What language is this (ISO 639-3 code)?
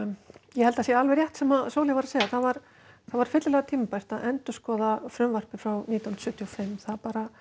isl